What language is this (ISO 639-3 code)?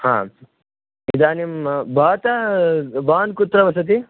san